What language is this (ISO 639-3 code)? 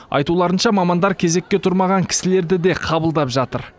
kaz